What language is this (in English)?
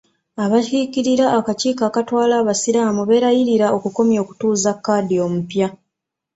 Ganda